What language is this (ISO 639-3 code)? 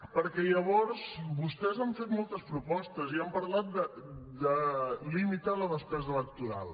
cat